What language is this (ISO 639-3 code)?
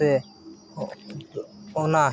sat